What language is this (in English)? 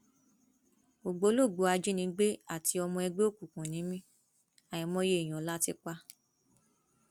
Yoruba